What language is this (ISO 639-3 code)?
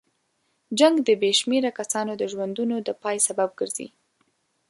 pus